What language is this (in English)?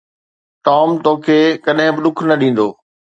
Sindhi